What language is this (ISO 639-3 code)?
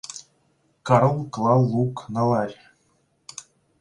rus